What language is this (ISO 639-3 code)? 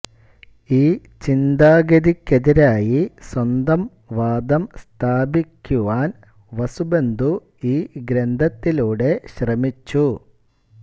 mal